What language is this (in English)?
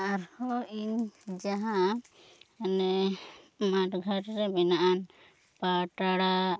Santali